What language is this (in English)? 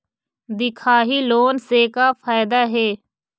Chhattisgarhi